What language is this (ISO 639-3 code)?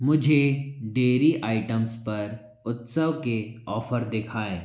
hin